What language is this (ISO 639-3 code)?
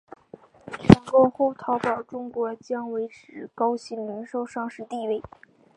zho